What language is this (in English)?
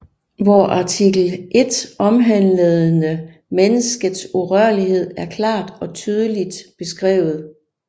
Danish